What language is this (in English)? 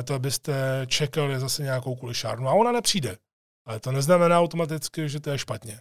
Czech